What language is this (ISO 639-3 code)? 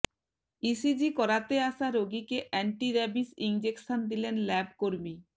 ben